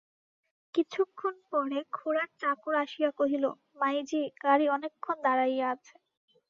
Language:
Bangla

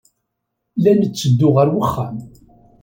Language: Kabyle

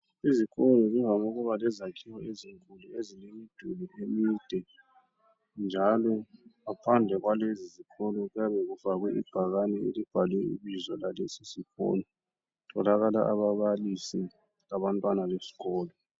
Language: North Ndebele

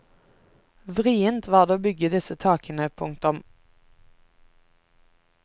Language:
Norwegian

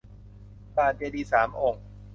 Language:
Thai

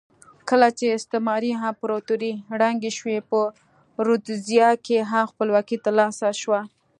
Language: Pashto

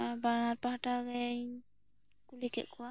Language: Santali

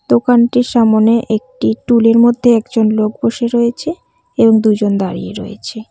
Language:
Bangla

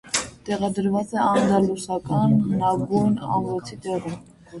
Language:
Armenian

